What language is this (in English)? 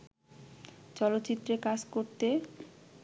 Bangla